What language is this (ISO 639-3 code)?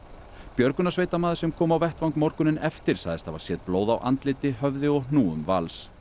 isl